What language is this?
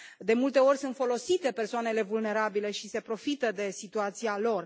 Romanian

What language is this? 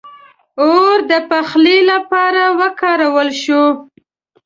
Pashto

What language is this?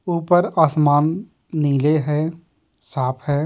Hindi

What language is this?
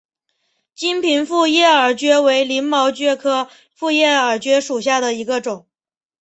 Chinese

